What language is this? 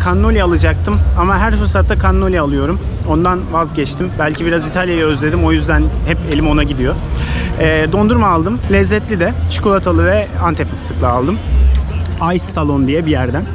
Turkish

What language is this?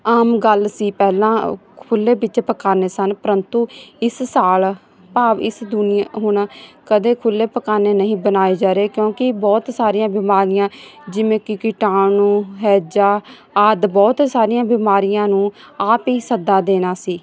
Punjabi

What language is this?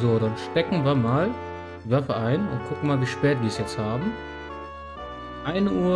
German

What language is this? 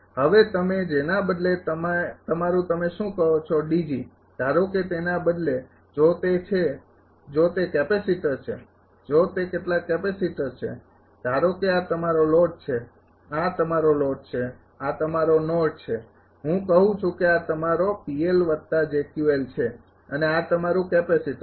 Gujarati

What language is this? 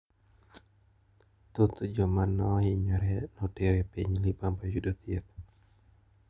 Luo (Kenya and Tanzania)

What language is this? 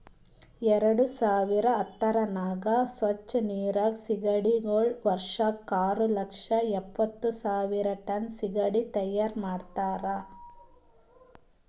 Kannada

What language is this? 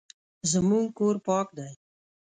Pashto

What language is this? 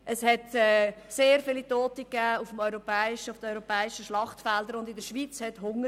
Swiss German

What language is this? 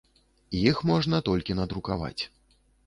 Belarusian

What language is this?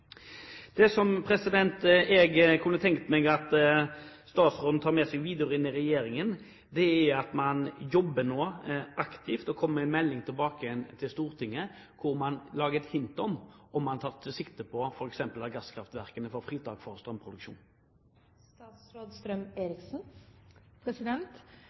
Norwegian Bokmål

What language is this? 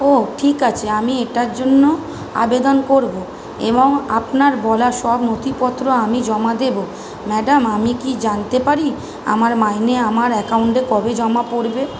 Bangla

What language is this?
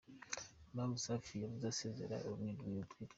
Kinyarwanda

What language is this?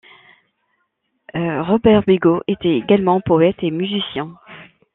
French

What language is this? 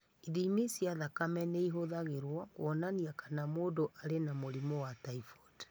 Kikuyu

